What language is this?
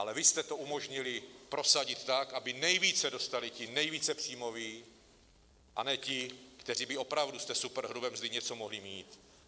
Czech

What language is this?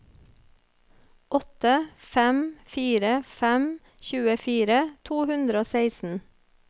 Norwegian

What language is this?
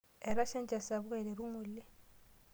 Masai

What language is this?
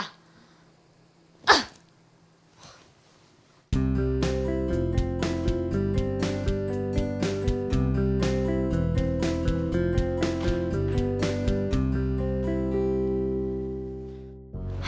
Indonesian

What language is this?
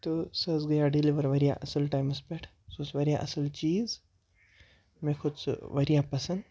Kashmiri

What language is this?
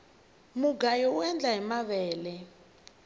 Tsonga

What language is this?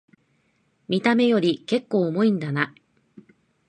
Japanese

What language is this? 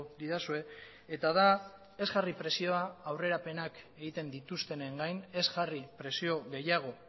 Basque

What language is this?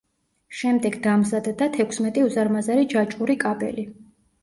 Georgian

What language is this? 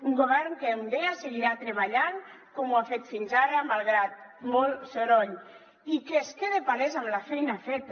Catalan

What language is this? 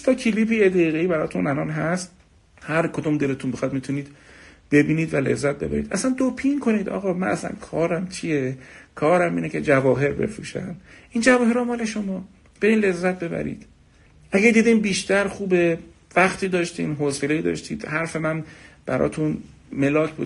Persian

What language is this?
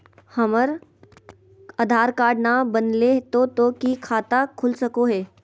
Magahi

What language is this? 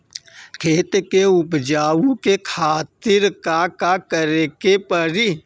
Bhojpuri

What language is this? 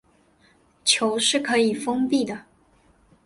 Chinese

